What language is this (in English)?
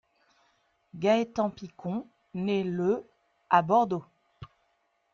French